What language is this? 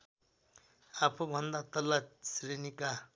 Nepali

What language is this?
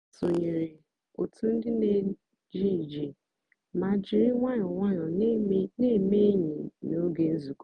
Igbo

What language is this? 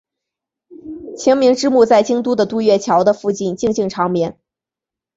Chinese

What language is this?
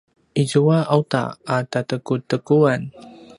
Paiwan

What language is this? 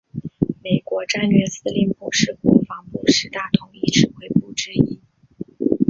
Chinese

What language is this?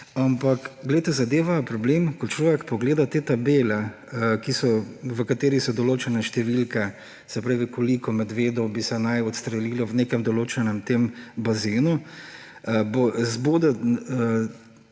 Slovenian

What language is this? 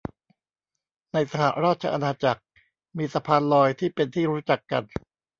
Thai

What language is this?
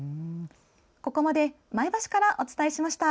Japanese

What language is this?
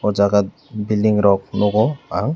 Kok Borok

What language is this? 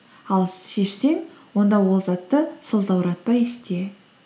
Kazakh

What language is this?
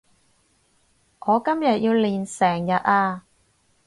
Cantonese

